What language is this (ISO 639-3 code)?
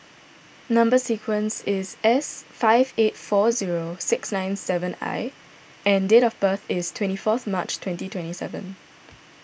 eng